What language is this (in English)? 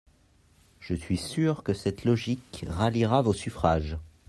French